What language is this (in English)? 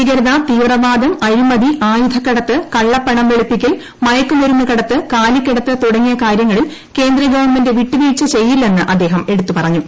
Malayalam